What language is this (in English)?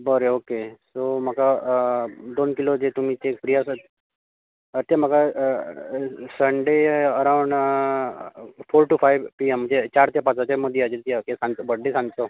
Konkani